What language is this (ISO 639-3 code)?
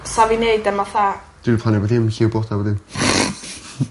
cym